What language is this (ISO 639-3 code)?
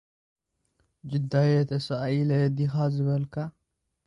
tir